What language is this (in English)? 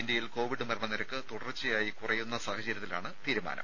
Malayalam